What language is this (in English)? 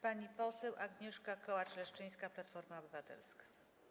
Polish